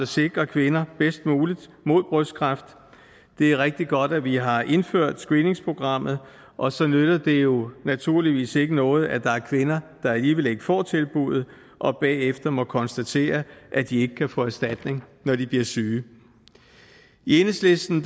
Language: Danish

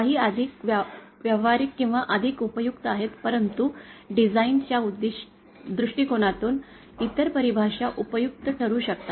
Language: Marathi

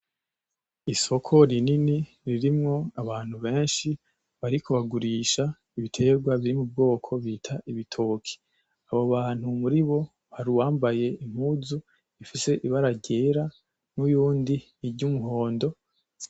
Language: Rundi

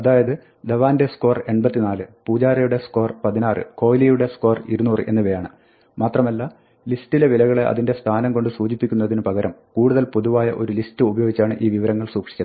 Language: Malayalam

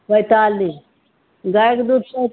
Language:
Maithili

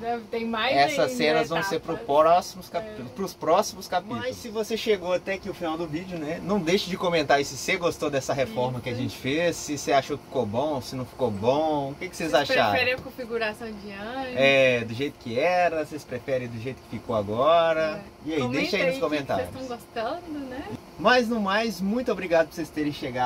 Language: Portuguese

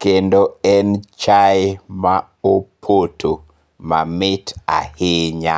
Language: Luo (Kenya and Tanzania)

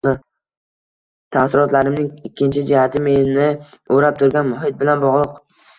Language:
Uzbek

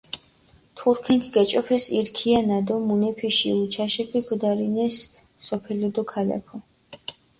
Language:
Mingrelian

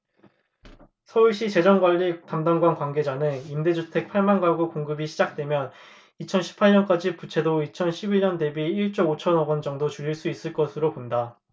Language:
Korean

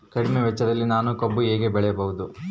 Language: Kannada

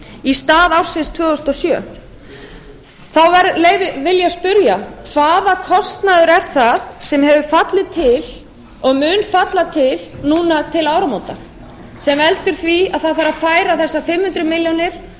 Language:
Icelandic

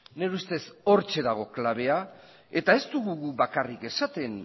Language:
Basque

